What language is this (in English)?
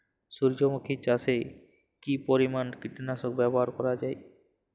Bangla